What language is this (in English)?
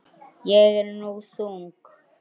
Icelandic